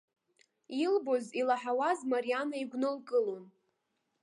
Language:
Abkhazian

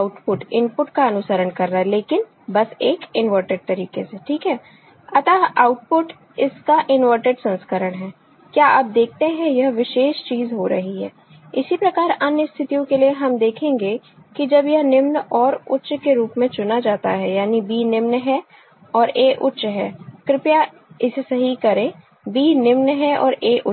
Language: Hindi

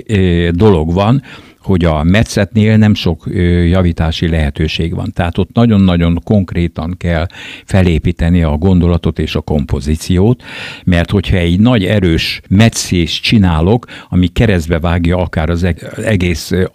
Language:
Hungarian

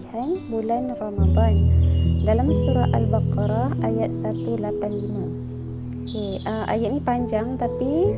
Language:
Malay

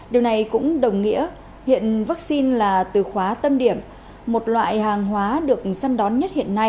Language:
Vietnamese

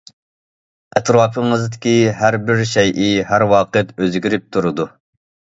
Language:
Uyghur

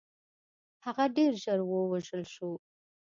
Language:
Pashto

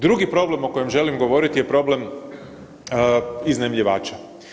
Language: Croatian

